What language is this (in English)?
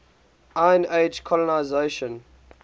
English